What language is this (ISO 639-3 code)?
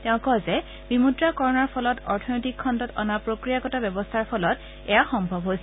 asm